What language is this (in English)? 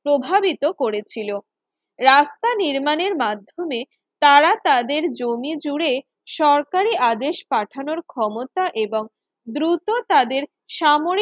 Bangla